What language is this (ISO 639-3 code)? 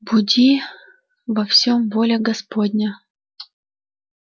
rus